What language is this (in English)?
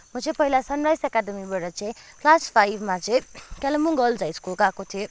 Nepali